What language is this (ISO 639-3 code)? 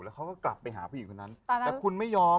tha